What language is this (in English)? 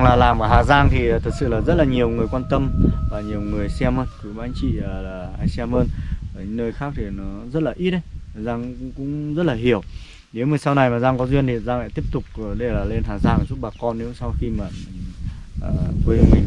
Vietnamese